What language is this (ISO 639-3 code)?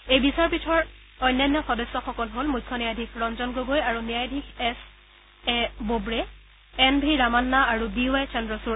asm